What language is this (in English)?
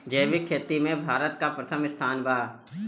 Bhojpuri